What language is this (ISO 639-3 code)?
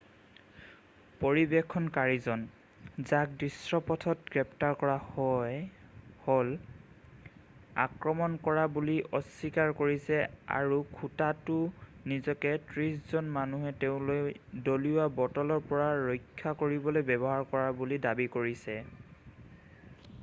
asm